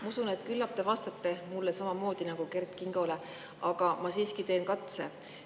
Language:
Estonian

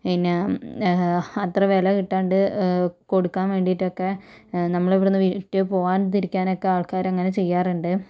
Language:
Malayalam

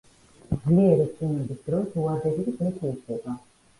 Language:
Georgian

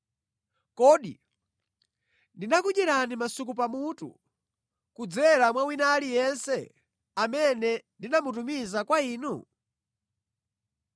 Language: Nyanja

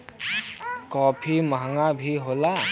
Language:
Bhojpuri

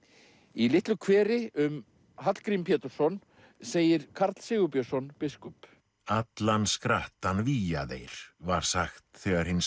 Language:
Icelandic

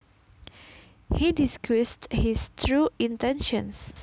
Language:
Javanese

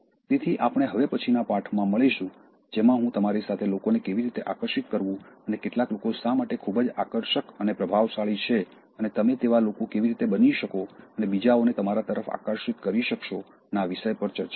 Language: Gujarati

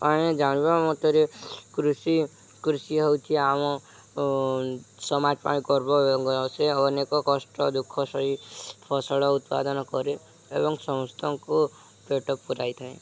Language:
Odia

